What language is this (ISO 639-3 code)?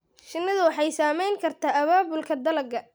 som